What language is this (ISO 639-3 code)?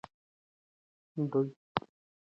pus